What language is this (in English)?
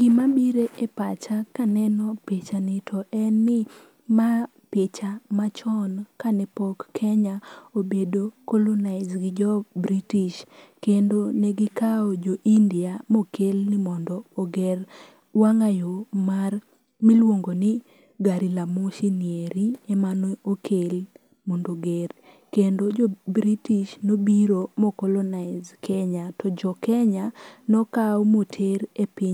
Luo (Kenya and Tanzania)